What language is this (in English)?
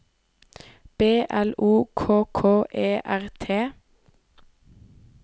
Norwegian